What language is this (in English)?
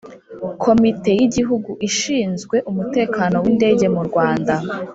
Kinyarwanda